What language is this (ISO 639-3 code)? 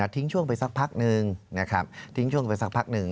tha